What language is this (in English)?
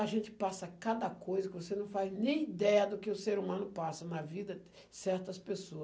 Portuguese